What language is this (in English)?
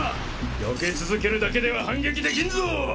Japanese